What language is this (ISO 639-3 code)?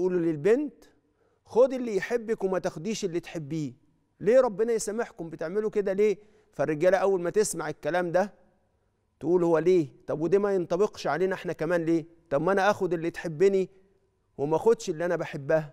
ara